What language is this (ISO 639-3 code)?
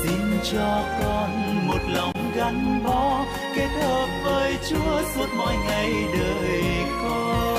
vie